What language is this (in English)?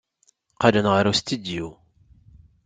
Kabyle